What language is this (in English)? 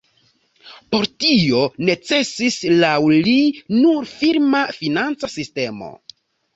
Esperanto